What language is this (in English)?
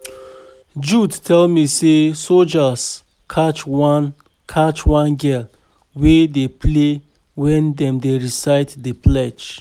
Nigerian Pidgin